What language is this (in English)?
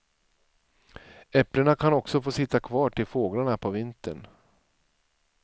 Swedish